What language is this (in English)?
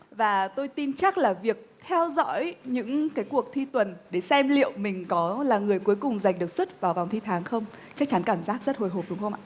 Vietnamese